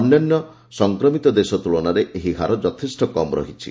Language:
Odia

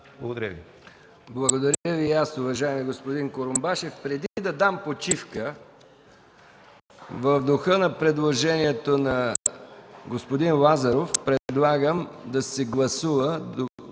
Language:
Bulgarian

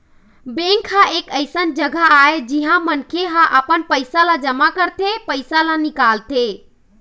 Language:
Chhattisgarhi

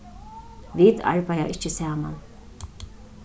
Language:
Faroese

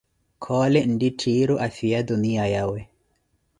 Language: Koti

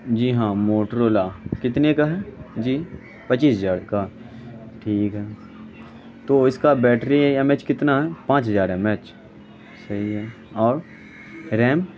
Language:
Urdu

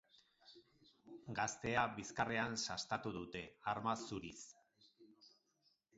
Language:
Basque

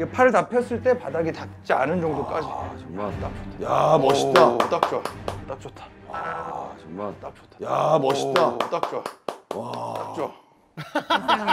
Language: Korean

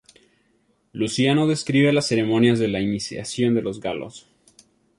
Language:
Spanish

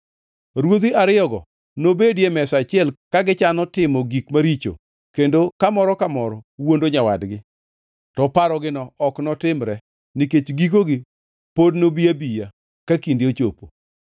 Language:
Luo (Kenya and Tanzania)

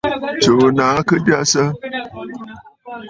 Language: Bafut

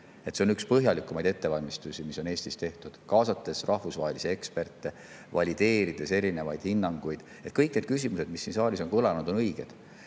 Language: Estonian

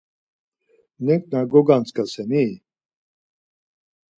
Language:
Laz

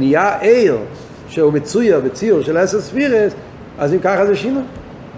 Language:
Hebrew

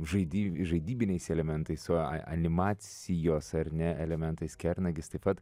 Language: Lithuanian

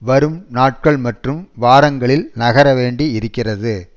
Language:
Tamil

